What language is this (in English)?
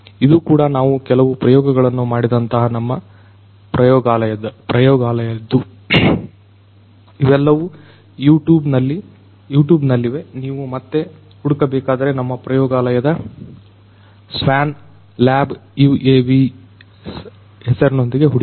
Kannada